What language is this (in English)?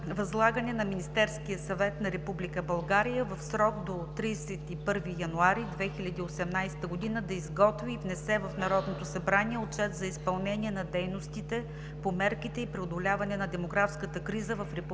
Bulgarian